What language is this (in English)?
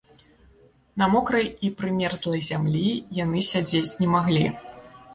Belarusian